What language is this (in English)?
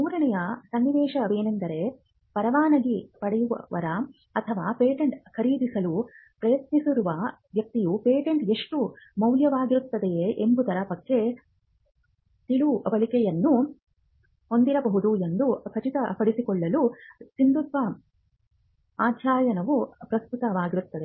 Kannada